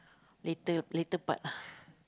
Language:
English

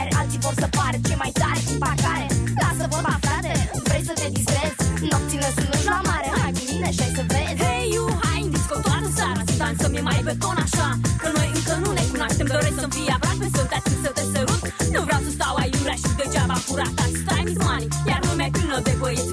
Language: Romanian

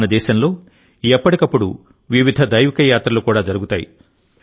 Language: Telugu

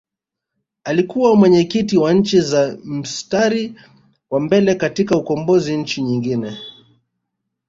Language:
Swahili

